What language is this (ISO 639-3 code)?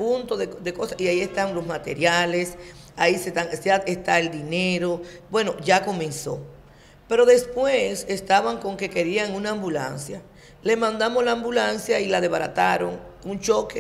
spa